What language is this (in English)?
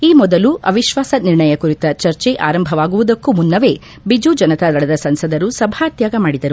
Kannada